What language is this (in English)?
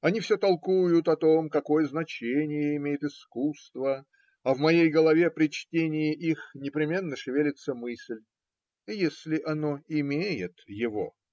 Russian